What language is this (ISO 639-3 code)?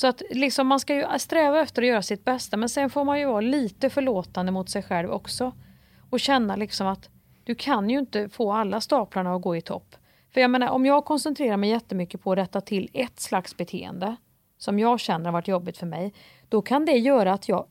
swe